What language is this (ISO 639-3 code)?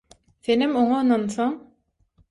tuk